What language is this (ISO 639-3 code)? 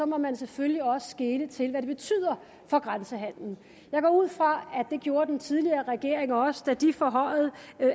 dan